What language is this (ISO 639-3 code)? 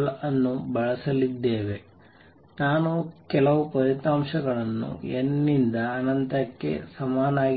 kan